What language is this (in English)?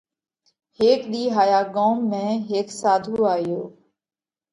Parkari Koli